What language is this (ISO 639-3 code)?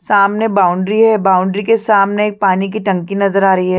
hin